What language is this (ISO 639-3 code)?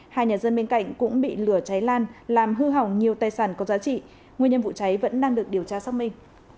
vie